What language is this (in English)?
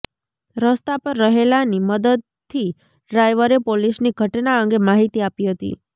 Gujarati